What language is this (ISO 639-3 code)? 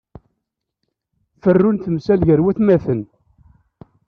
kab